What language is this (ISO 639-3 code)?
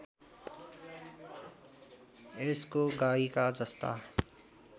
nep